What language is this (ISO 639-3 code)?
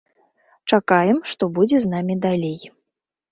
bel